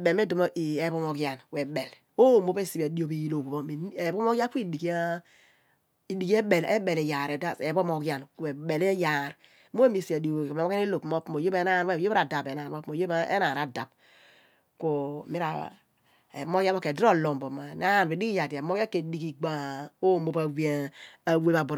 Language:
Abua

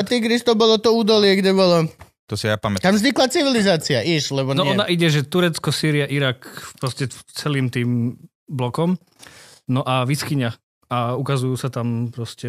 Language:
Slovak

